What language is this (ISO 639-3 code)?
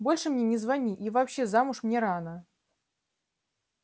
rus